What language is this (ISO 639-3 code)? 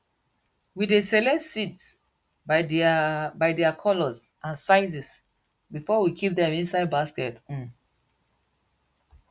pcm